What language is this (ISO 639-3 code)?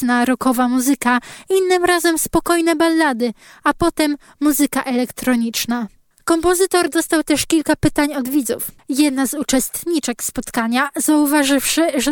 pol